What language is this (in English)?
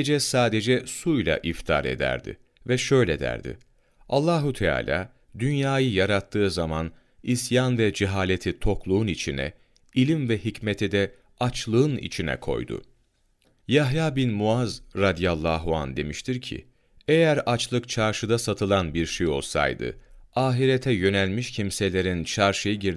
Turkish